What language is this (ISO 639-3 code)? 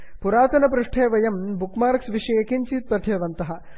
san